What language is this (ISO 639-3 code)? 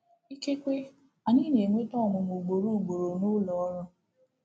ibo